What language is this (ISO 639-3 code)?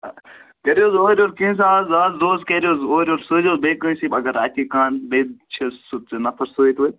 kas